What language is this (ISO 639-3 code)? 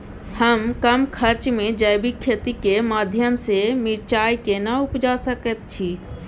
mai